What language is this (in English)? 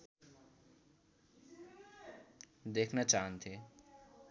Nepali